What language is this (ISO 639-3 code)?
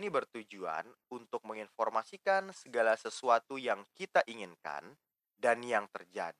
ind